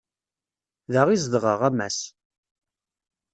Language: Kabyle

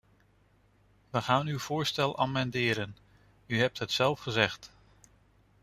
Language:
Dutch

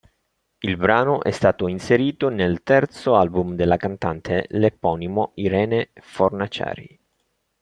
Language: Italian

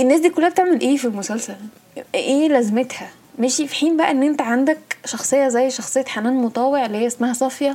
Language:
Arabic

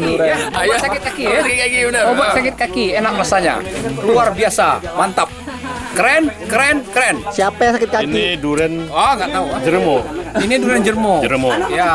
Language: Indonesian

